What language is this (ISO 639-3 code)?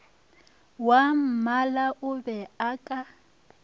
nso